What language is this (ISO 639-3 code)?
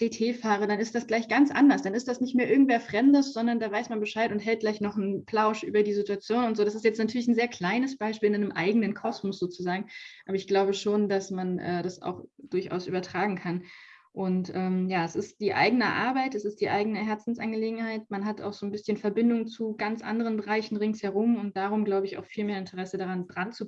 deu